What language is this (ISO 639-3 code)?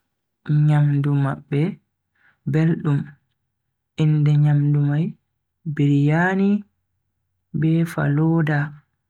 fui